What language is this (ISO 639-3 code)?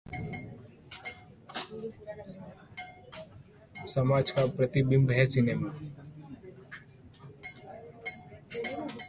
hin